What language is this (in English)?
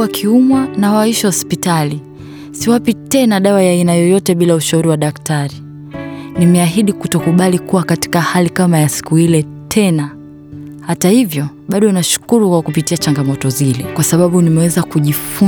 Swahili